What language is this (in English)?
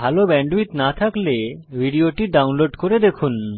Bangla